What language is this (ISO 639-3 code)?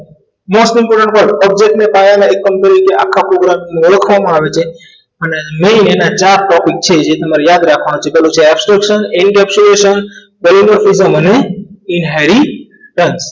guj